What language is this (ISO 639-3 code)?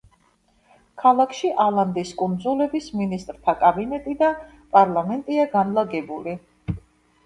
kat